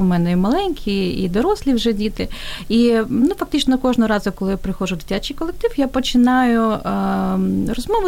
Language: Ukrainian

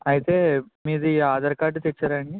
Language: Telugu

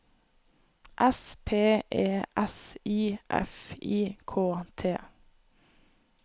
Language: Norwegian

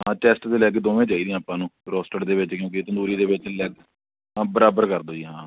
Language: Punjabi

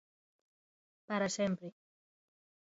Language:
Galician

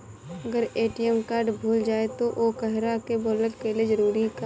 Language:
Bhojpuri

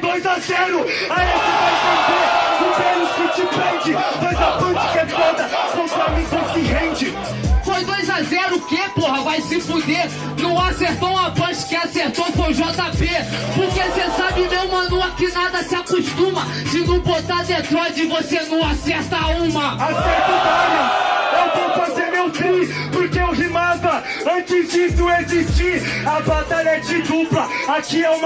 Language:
Portuguese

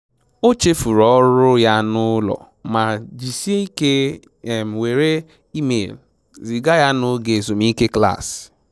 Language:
Igbo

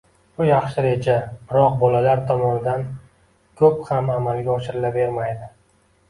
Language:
Uzbek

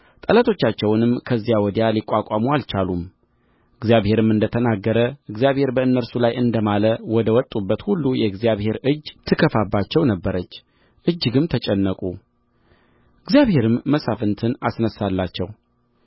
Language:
Amharic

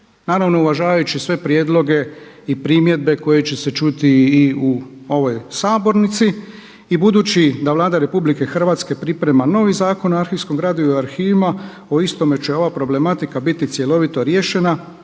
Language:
Croatian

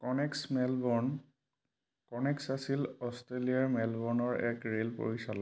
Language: Assamese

